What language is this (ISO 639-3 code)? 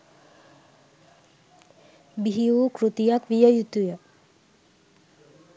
sin